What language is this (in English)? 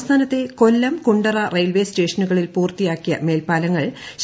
Malayalam